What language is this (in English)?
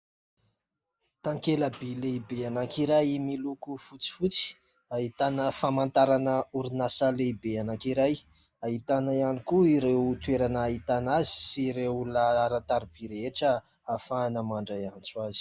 Malagasy